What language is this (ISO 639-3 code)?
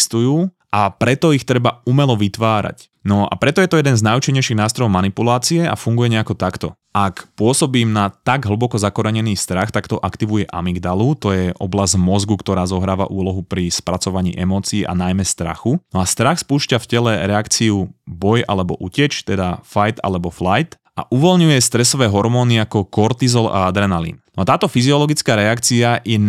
slk